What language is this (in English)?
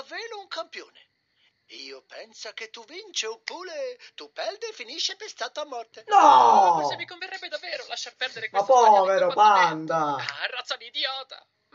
Italian